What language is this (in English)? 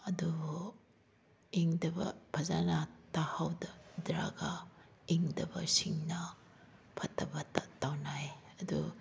Manipuri